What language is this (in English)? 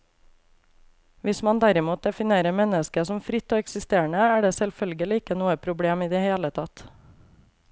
Norwegian